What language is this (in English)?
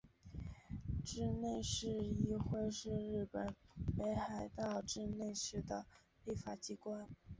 Chinese